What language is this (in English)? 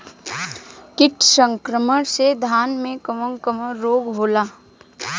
Bhojpuri